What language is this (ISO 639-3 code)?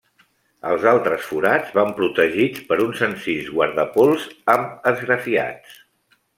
cat